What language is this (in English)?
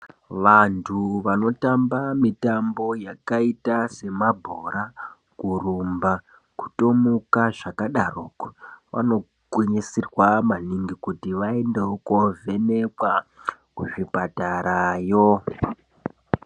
Ndau